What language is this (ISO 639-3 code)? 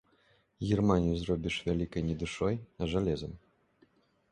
bel